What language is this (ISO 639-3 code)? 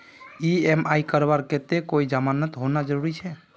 mag